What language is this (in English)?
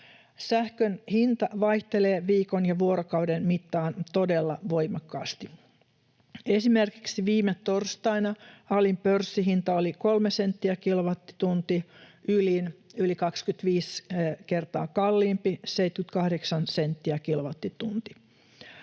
Finnish